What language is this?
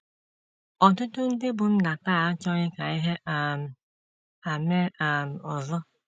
Igbo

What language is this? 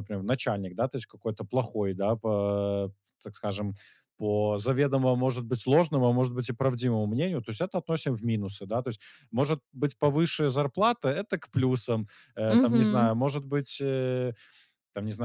Russian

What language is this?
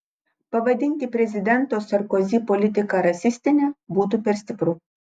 Lithuanian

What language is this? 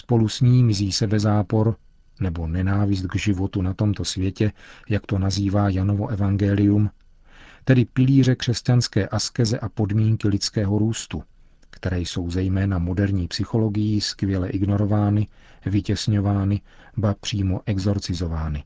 Czech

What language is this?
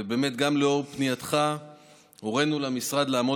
Hebrew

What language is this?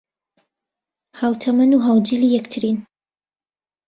Central Kurdish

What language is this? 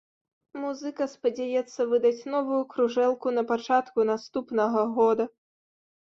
Belarusian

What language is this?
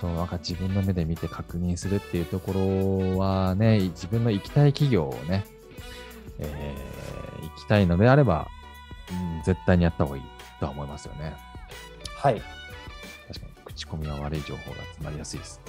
Japanese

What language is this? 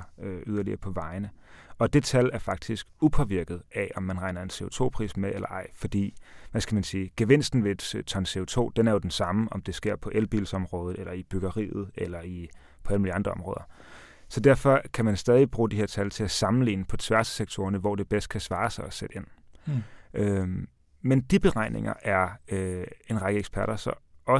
Danish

